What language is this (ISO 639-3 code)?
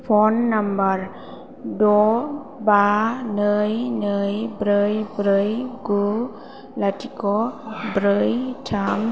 brx